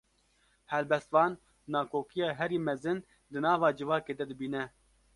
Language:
Kurdish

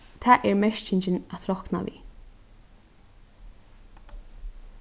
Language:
Faroese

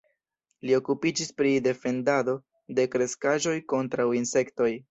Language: Esperanto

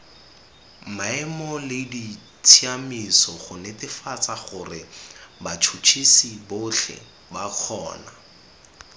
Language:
Tswana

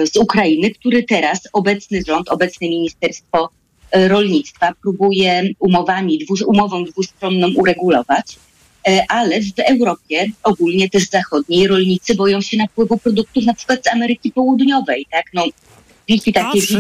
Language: Polish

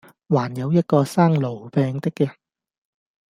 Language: Cantonese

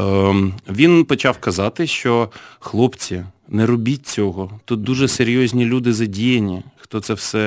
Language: Ukrainian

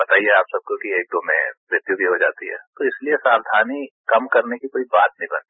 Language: Hindi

